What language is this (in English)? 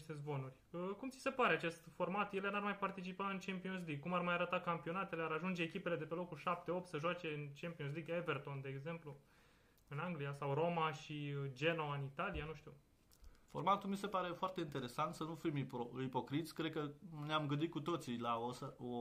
Romanian